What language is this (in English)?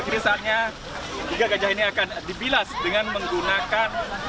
Indonesian